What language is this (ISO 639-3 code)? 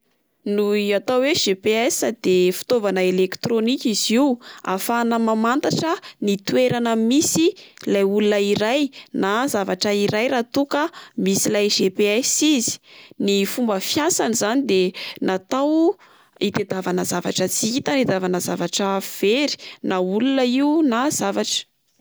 mlg